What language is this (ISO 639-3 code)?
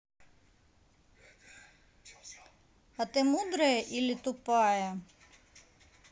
rus